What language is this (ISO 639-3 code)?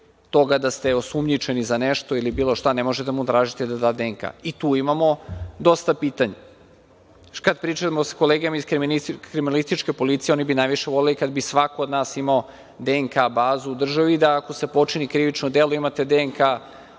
srp